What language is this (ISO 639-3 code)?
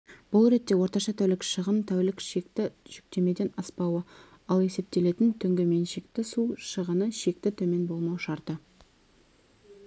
kaz